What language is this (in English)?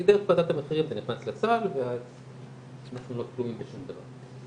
Hebrew